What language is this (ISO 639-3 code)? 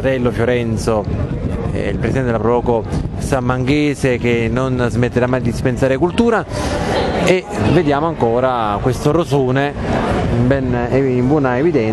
ita